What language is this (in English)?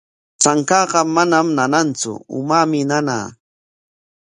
Corongo Ancash Quechua